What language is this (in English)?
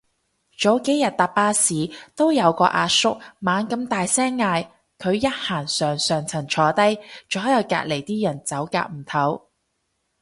Cantonese